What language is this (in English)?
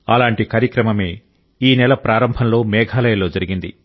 Telugu